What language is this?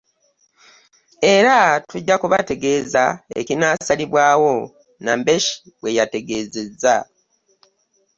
Ganda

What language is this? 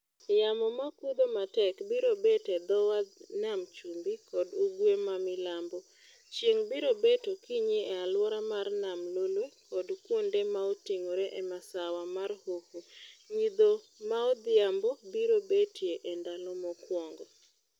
Luo (Kenya and Tanzania)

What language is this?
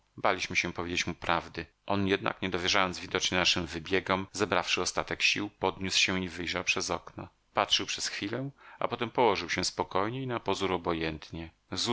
Polish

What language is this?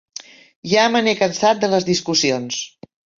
Catalan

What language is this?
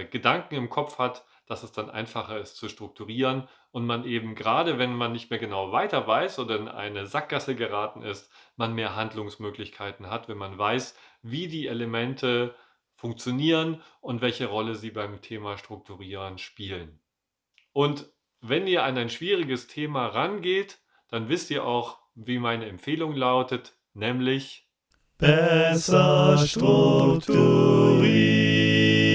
German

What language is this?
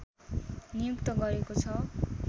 Nepali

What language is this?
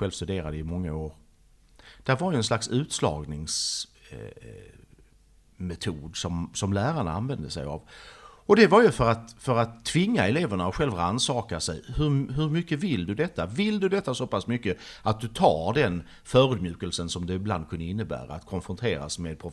Swedish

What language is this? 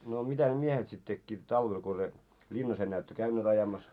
Finnish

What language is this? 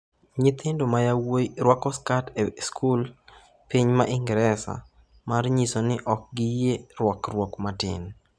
Luo (Kenya and Tanzania)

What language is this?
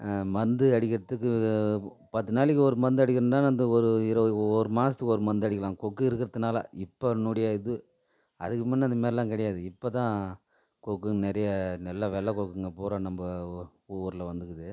Tamil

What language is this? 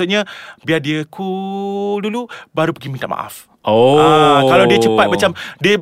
Malay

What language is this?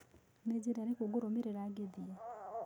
Kikuyu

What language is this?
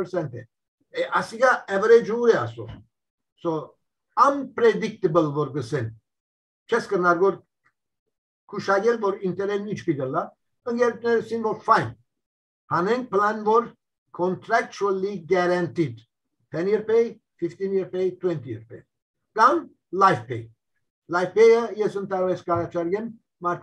Turkish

